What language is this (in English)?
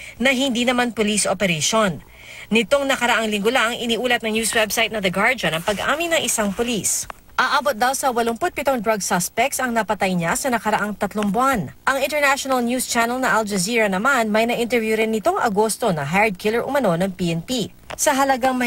Filipino